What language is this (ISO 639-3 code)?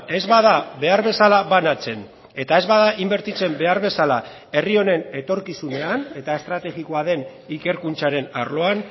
eus